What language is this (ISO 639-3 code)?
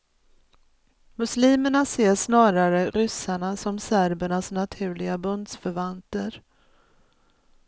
swe